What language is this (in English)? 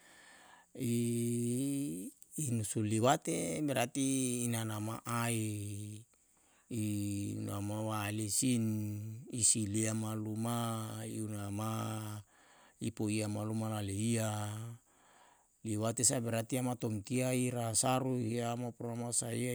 Yalahatan